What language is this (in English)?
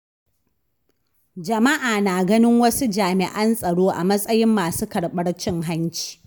Hausa